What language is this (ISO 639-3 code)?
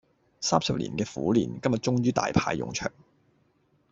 yue